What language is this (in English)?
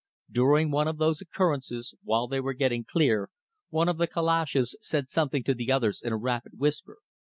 English